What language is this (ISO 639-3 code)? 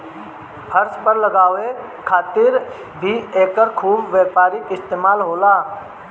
bho